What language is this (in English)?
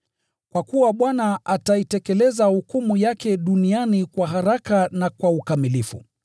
Swahili